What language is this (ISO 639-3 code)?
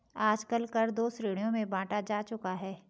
hin